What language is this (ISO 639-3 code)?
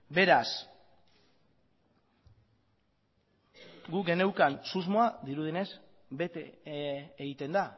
eus